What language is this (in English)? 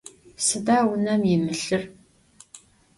Adyghe